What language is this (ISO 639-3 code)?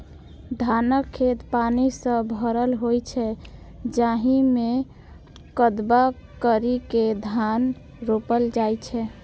mai